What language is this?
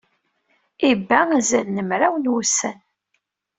Kabyle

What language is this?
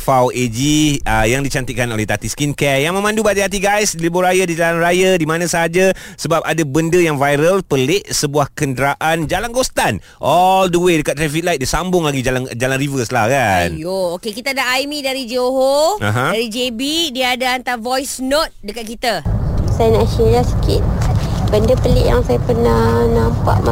Malay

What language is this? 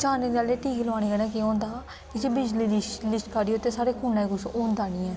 Dogri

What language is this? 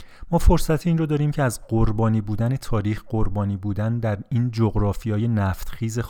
Persian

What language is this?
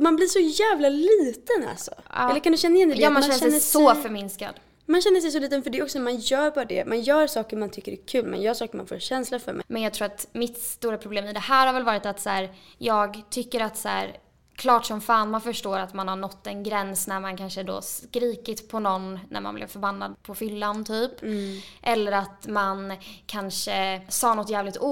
Swedish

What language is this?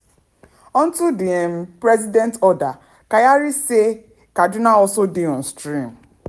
Nigerian Pidgin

